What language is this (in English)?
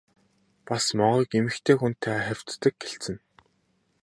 Mongolian